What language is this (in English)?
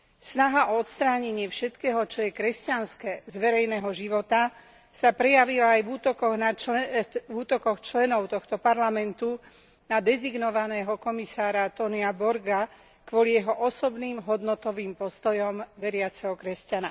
Slovak